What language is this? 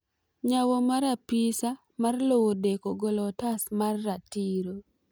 Luo (Kenya and Tanzania)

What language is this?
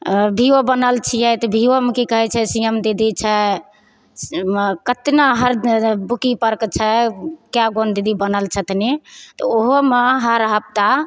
Maithili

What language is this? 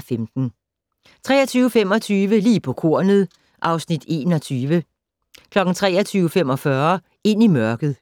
Danish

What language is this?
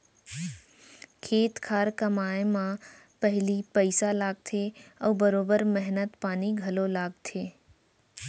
Chhattisgarhi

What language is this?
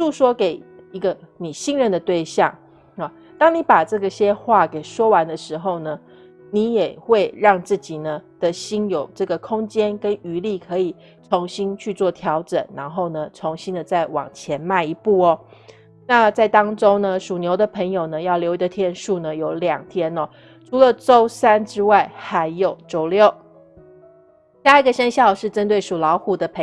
Chinese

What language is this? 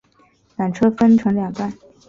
Chinese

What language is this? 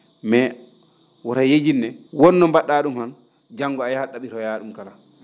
Fula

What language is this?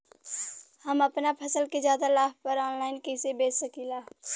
Bhojpuri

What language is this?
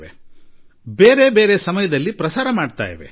Kannada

